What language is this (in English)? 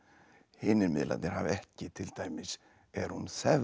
Icelandic